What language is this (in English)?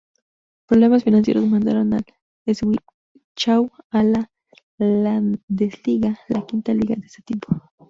Spanish